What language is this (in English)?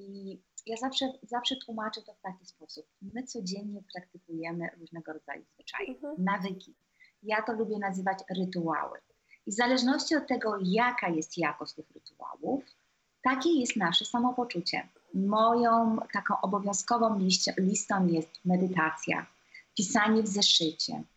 Polish